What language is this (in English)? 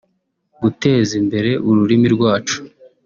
Kinyarwanda